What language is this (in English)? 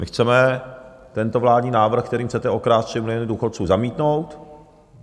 Czech